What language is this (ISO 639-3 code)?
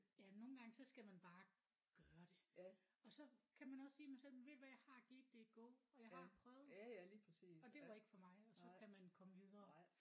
dan